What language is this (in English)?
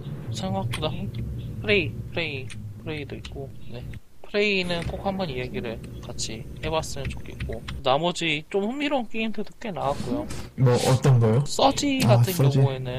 Korean